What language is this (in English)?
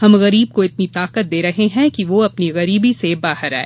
Hindi